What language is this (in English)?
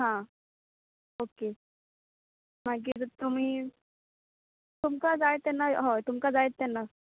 Konkani